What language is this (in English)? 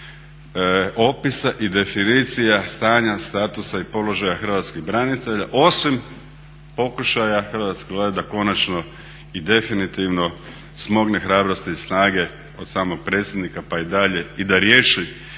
Croatian